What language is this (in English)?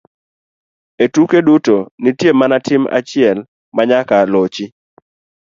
Luo (Kenya and Tanzania)